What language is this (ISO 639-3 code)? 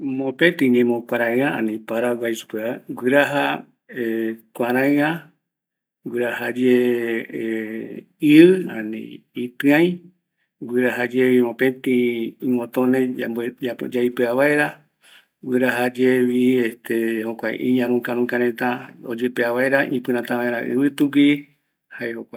gui